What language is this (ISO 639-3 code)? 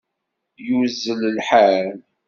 kab